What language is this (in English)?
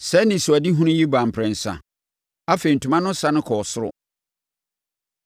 Akan